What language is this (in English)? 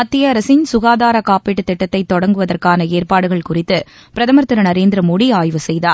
Tamil